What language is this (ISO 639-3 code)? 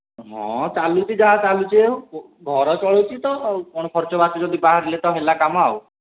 ori